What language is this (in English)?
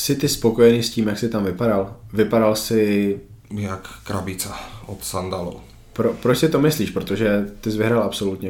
Czech